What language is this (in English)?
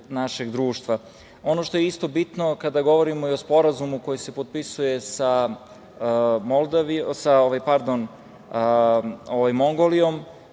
Serbian